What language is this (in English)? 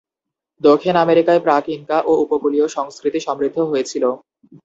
Bangla